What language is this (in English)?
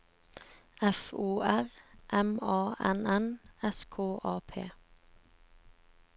Norwegian